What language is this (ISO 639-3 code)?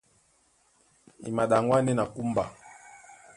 dua